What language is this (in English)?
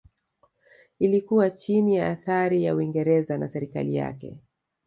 Swahili